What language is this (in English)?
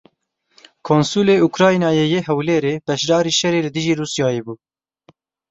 Kurdish